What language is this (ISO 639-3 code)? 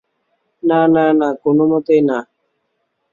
ben